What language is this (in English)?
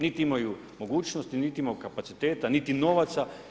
Croatian